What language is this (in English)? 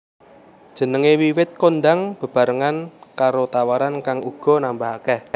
Javanese